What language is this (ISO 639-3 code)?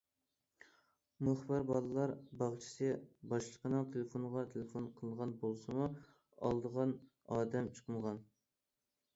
uig